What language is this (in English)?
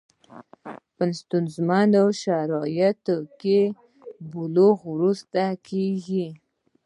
Pashto